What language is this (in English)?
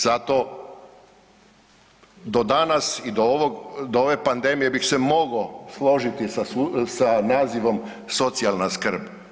Croatian